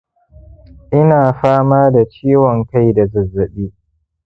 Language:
Hausa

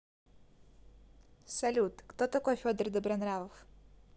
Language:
Russian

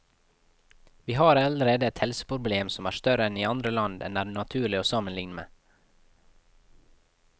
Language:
Norwegian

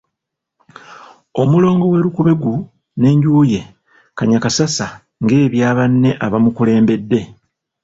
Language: Ganda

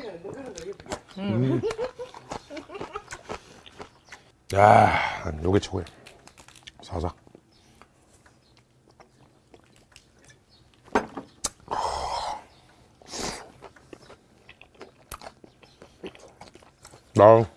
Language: Korean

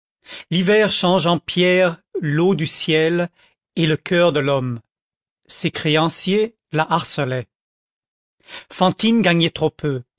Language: French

